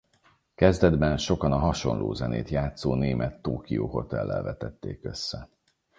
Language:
Hungarian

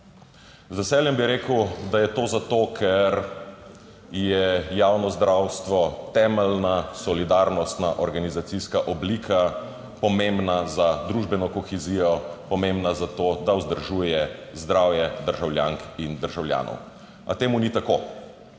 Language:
Slovenian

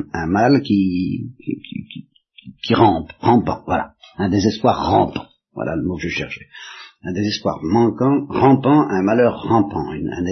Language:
French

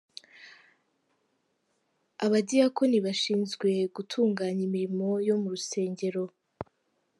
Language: Kinyarwanda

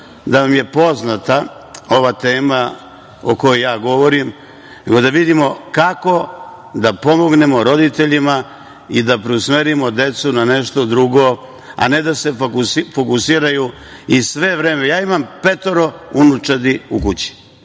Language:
Serbian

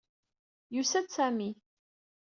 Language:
Kabyle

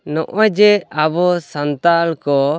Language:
Santali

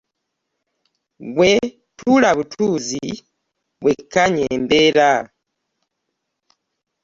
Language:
Ganda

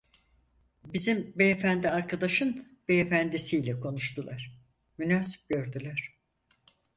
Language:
Turkish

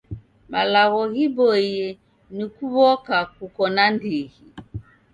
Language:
Taita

